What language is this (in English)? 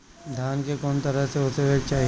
Bhojpuri